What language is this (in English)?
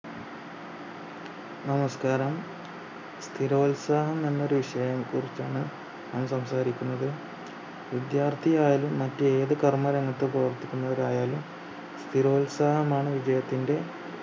Malayalam